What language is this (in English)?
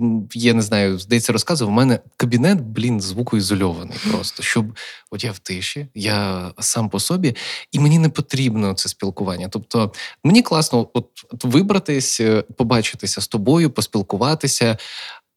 Ukrainian